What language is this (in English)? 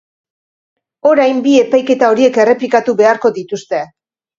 Basque